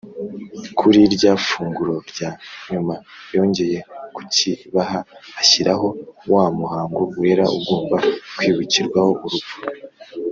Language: Kinyarwanda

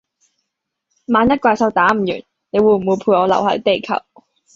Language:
Cantonese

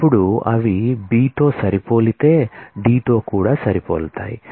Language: Telugu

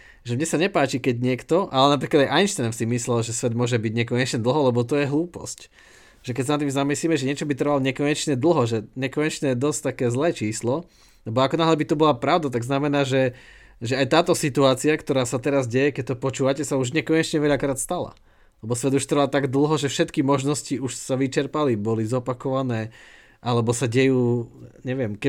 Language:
Slovak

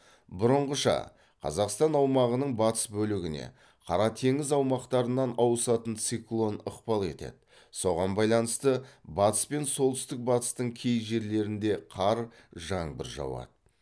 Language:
Kazakh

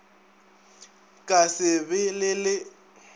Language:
Northern Sotho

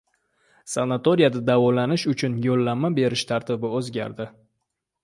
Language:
Uzbek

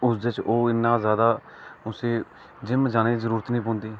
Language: Dogri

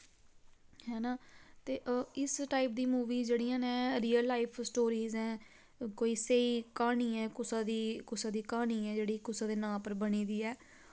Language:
Dogri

